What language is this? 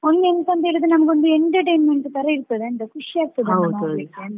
Kannada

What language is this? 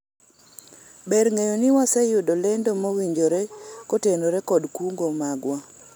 Luo (Kenya and Tanzania)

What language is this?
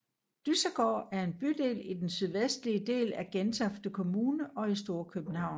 Danish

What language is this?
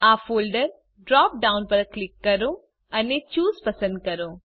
Gujarati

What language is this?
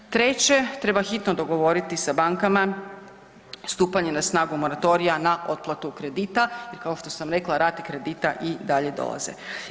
Croatian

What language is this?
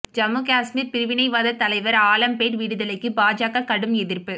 Tamil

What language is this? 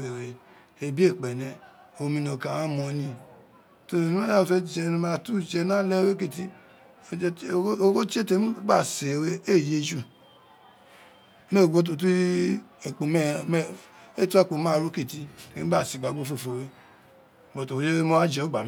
Isekiri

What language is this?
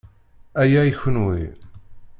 Kabyle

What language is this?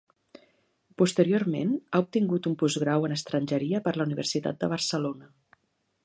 Catalan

